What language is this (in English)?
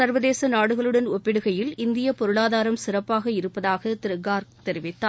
Tamil